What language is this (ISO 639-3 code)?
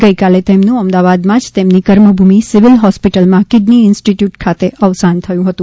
guj